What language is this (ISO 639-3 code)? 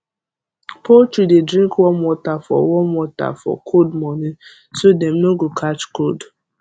pcm